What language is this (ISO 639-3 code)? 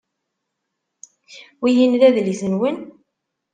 kab